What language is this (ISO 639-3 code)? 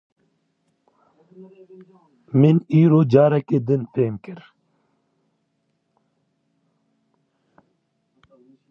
kur